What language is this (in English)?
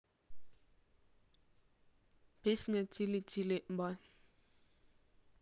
Russian